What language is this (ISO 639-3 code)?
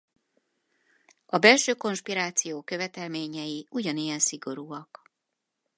hun